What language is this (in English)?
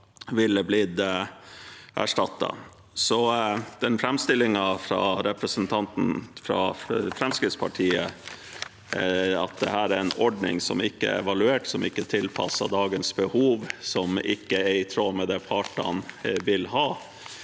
Norwegian